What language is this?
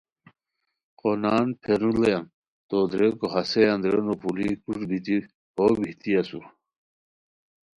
Khowar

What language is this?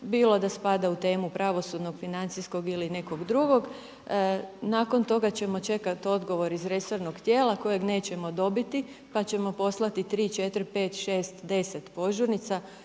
Croatian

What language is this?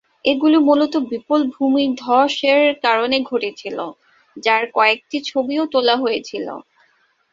Bangla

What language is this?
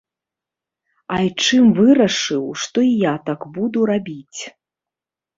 Belarusian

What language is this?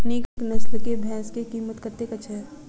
Maithili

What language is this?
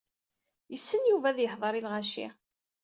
Kabyle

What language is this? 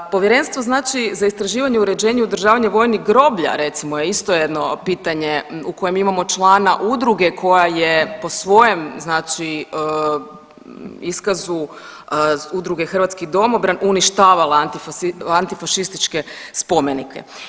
Croatian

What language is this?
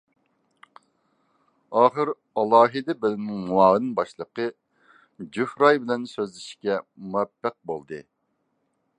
Uyghur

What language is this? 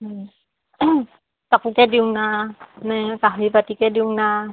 Assamese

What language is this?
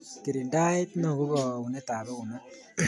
Kalenjin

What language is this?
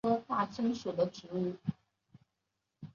Chinese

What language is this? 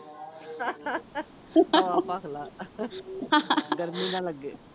Punjabi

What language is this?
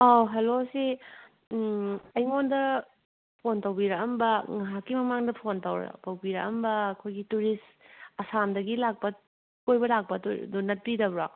Manipuri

